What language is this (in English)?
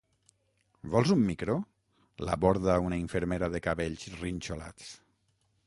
Catalan